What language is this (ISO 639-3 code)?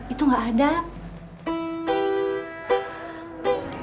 ind